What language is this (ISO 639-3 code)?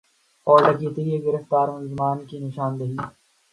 urd